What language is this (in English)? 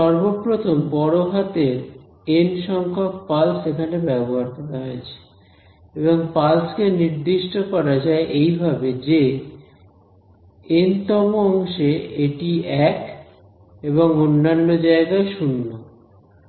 Bangla